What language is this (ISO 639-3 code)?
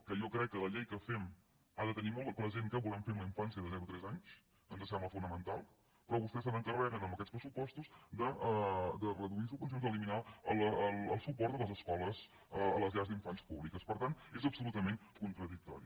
cat